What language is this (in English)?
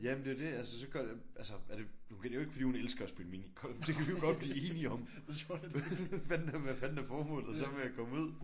Danish